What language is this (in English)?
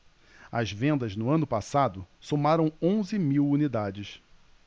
Portuguese